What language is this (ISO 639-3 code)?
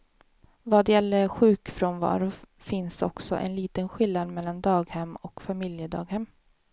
swe